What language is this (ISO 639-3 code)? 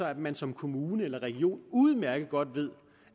dan